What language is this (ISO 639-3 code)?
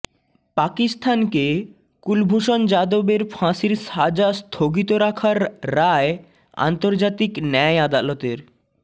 ben